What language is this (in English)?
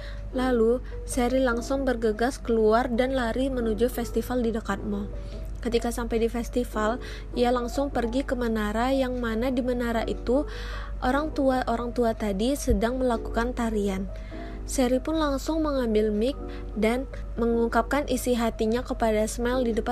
Indonesian